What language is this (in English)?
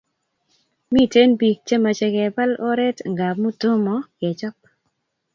Kalenjin